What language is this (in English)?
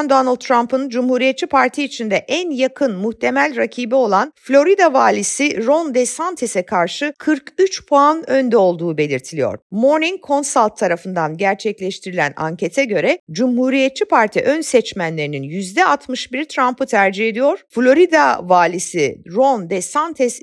Turkish